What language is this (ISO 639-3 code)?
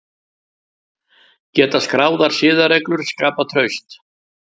isl